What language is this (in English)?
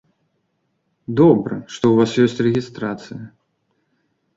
Belarusian